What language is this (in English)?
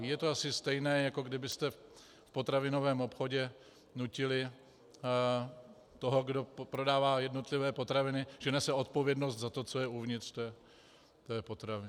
Czech